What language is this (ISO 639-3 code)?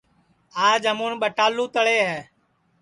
ssi